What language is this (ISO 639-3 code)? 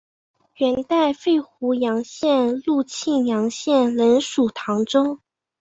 zho